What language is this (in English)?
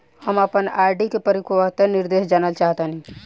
Bhojpuri